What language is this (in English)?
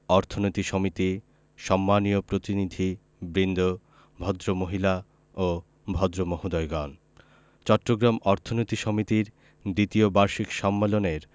Bangla